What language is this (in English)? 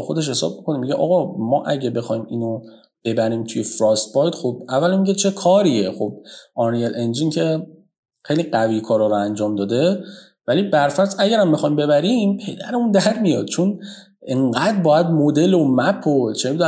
Persian